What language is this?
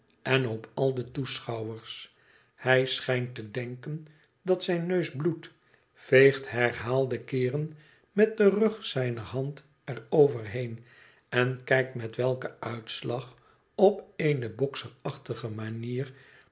Dutch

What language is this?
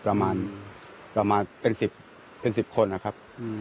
Thai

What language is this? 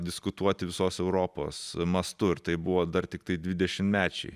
Lithuanian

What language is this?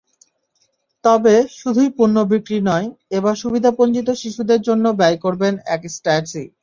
Bangla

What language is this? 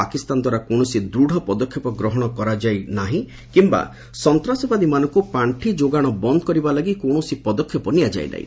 Odia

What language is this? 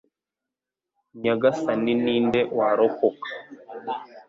Kinyarwanda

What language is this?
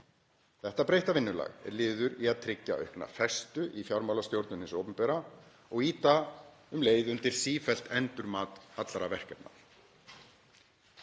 Icelandic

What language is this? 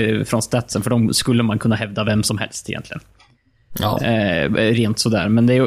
Swedish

